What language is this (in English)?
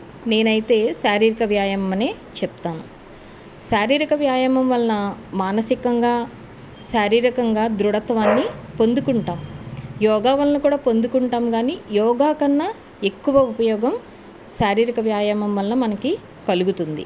Telugu